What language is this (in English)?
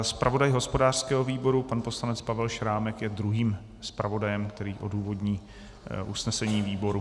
Czech